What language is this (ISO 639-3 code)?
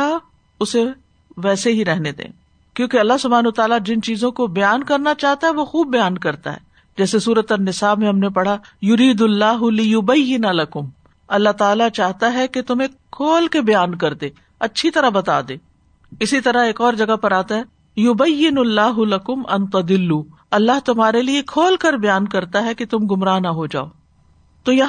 urd